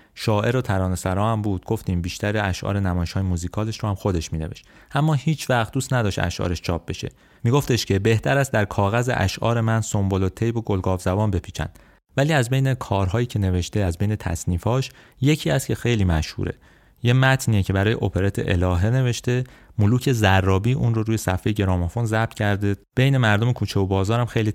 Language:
Persian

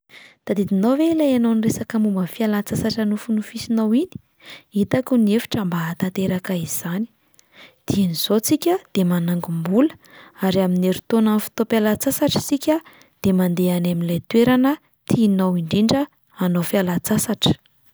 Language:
Malagasy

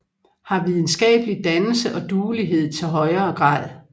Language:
Danish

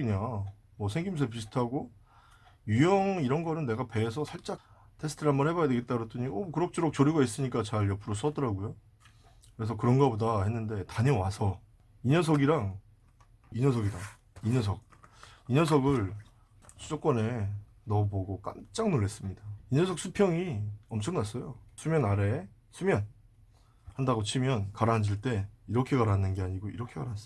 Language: Korean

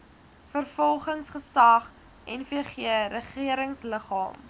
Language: Afrikaans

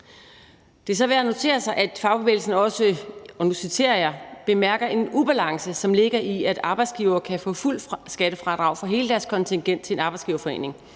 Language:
Danish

